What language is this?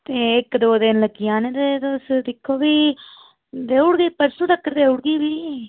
Dogri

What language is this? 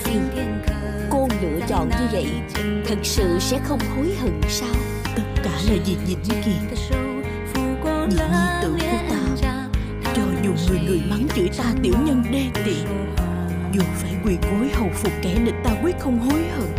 Vietnamese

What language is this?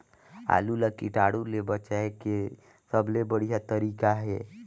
Chhattisgarhi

